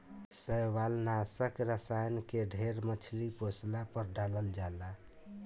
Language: Bhojpuri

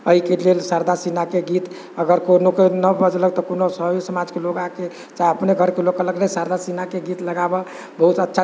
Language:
Maithili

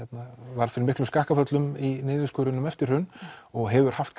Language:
Icelandic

